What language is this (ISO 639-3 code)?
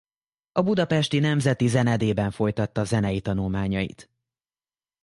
hun